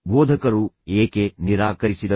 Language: Kannada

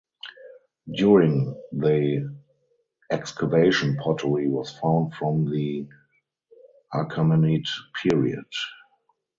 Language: English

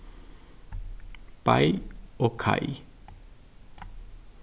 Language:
Faroese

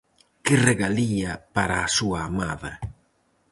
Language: Galician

